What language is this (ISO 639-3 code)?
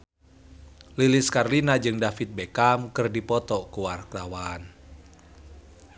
sun